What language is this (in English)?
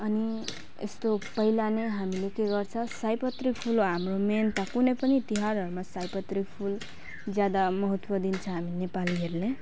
Nepali